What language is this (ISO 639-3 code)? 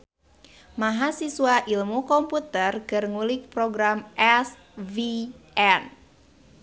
sun